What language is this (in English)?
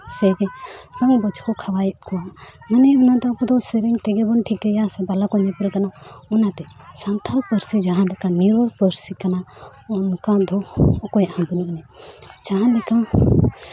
Santali